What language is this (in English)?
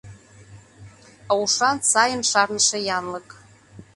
Mari